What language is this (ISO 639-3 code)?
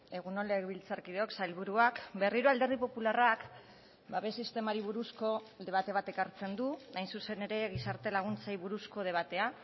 eus